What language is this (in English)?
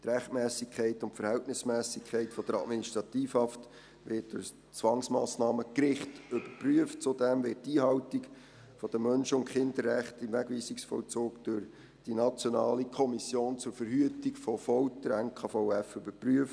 Swiss German